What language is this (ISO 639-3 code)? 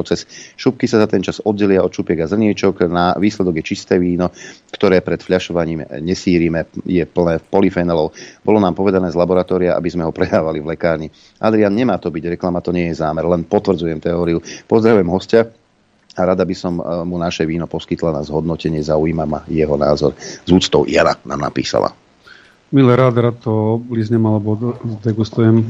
slk